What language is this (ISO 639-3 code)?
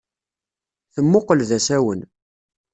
kab